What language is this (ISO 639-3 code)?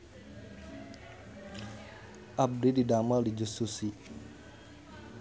sun